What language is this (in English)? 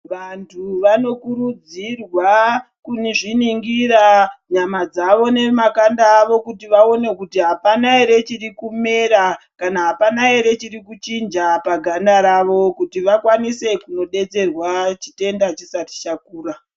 Ndau